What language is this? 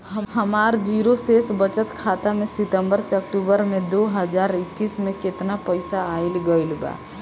Bhojpuri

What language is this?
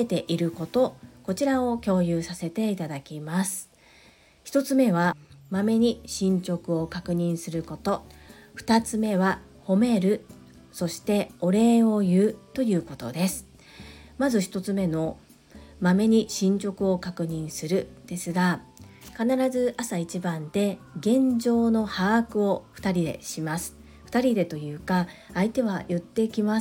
Japanese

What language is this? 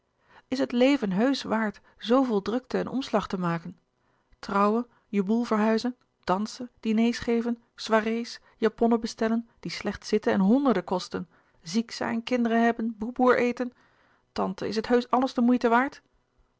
Dutch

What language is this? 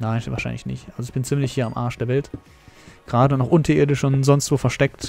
German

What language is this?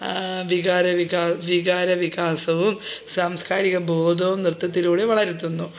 Malayalam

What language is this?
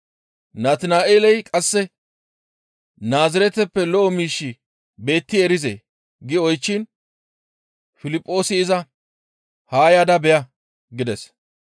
Gamo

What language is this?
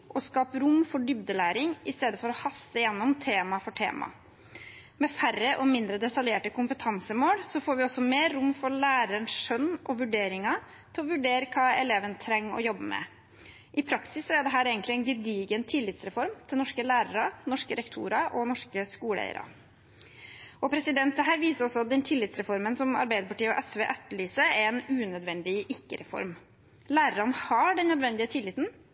Norwegian Bokmål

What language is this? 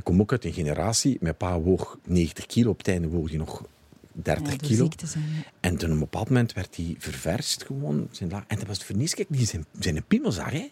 Dutch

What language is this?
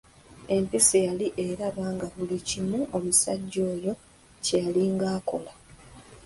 Ganda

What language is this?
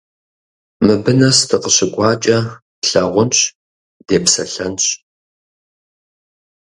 Kabardian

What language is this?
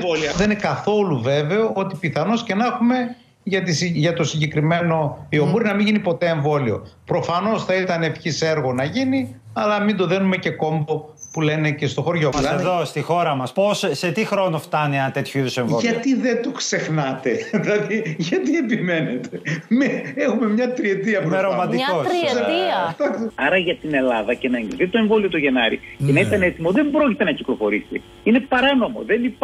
Greek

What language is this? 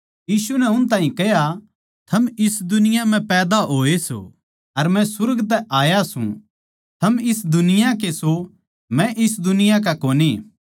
Haryanvi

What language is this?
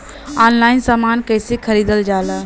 Bhojpuri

